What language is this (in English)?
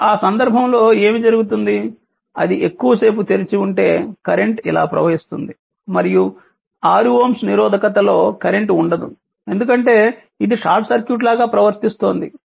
Telugu